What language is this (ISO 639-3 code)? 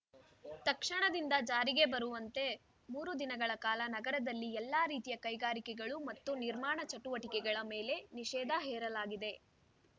kan